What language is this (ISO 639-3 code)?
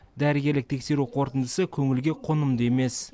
kaz